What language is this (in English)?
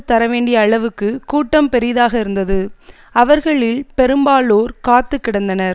Tamil